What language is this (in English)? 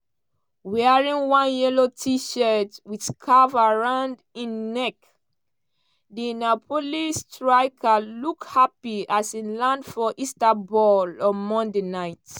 Nigerian Pidgin